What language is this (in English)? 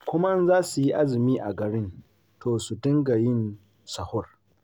Hausa